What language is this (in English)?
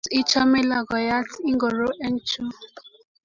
Kalenjin